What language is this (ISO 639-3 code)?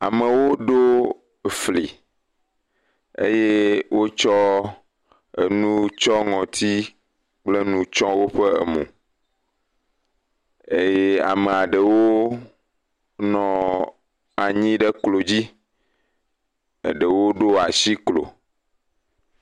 ewe